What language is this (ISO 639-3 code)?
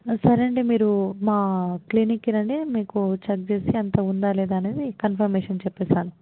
tel